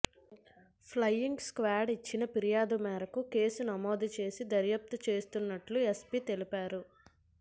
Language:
Telugu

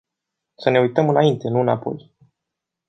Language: Romanian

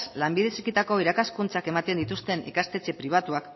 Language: Basque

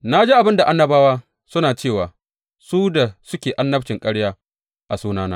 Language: Hausa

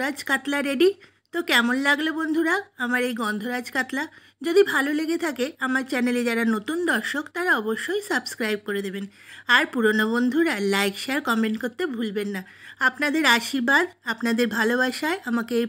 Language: Bangla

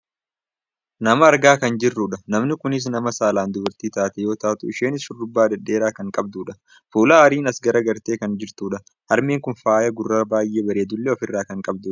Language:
Oromo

